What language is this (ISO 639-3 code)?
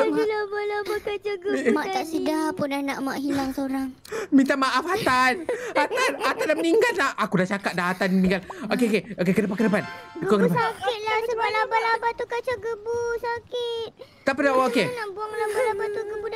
msa